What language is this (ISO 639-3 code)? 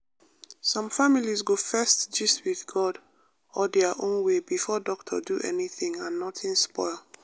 pcm